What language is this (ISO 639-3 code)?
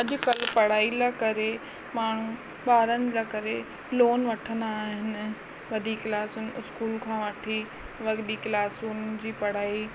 snd